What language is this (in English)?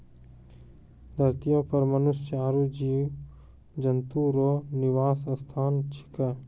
Maithili